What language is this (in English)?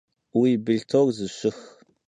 Kabardian